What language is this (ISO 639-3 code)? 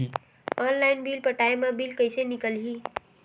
hne